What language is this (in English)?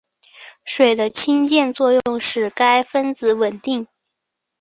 Chinese